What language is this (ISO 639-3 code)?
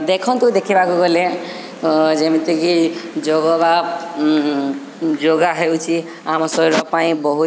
ori